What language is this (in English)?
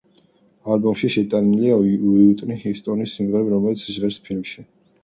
Georgian